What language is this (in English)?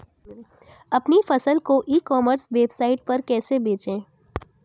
Hindi